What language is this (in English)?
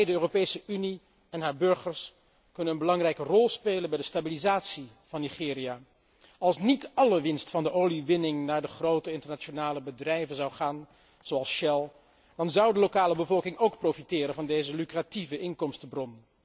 Dutch